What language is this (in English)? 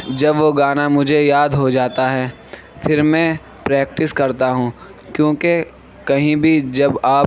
Urdu